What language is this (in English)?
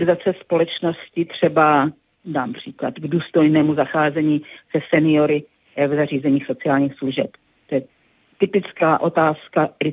Czech